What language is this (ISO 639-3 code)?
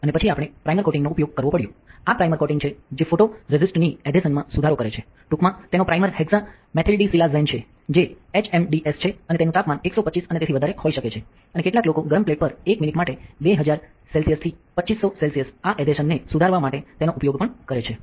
guj